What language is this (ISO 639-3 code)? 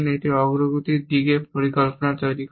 ben